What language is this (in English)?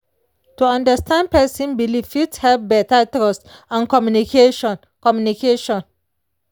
Nigerian Pidgin